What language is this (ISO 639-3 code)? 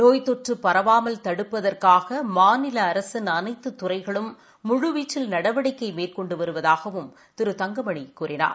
tam